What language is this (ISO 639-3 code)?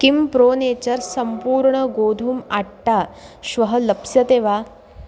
san